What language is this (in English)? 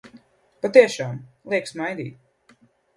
Latvian